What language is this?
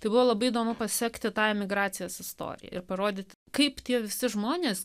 Lithuanian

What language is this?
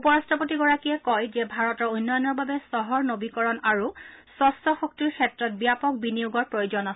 Assamese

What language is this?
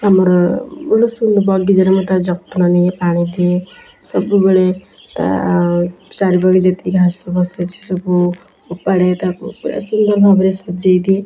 Odia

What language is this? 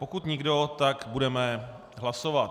Czech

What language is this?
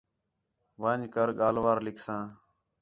Khetrani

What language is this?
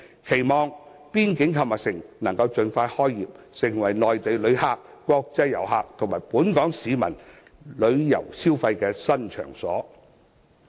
Cantonese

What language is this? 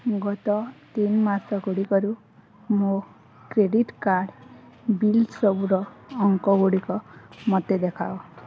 Odia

